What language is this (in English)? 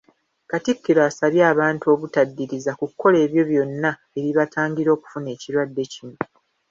Ganda